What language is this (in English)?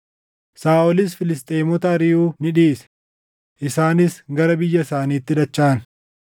Oromo